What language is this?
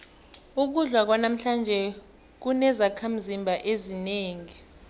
South Ndebele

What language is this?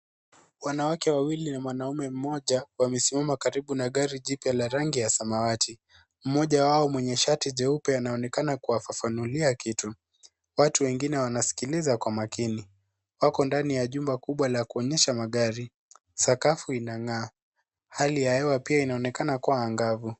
Swahili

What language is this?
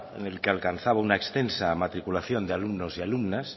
Spanish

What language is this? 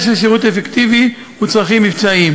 Hebrew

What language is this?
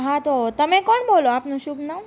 Gujarati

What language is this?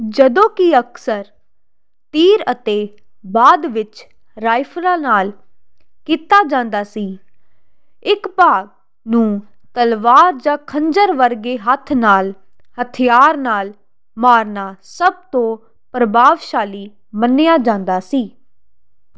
Punjabi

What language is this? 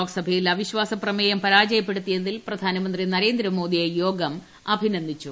Malayalam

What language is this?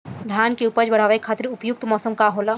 Bhojpuri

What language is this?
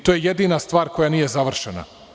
Serbian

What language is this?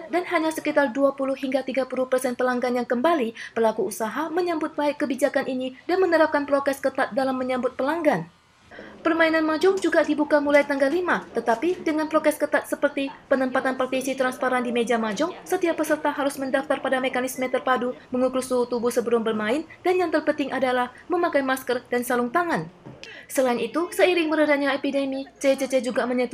Indonesian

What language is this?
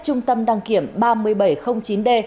Vietnamese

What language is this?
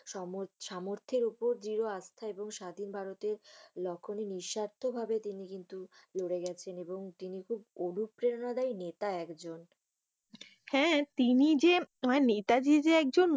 Bangla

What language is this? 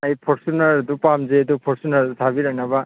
Manipuri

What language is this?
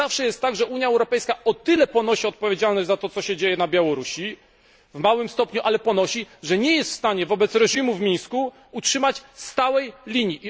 Polish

